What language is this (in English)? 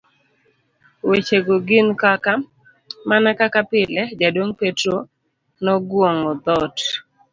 Luo (Kenya and Tanzania)